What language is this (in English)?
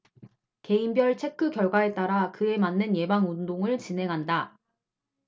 Korean